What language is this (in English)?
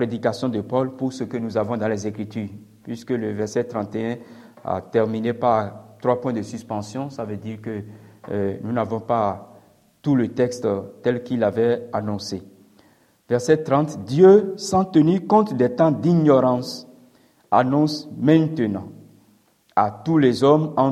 French